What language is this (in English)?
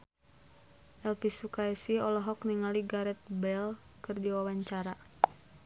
Sundanese